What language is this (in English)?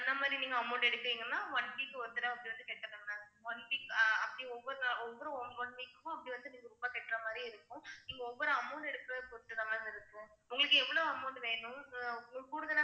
Tamil